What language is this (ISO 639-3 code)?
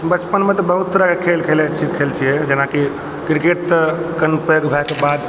mai